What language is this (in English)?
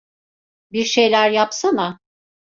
Turkish